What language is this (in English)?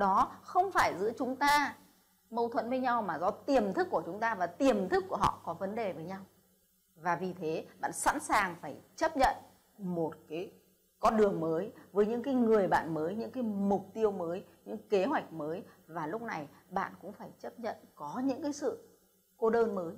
Vietnamese